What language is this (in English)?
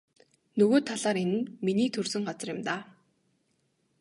Mongolian